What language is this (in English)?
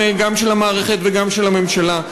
Hebrew